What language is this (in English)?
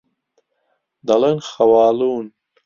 Central Kurdish